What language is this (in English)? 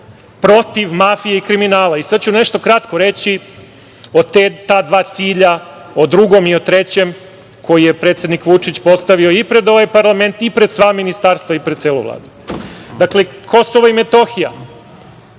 Serbian